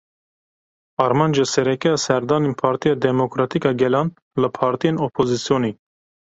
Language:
Kurdish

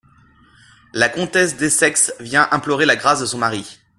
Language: French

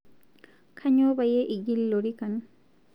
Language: Masai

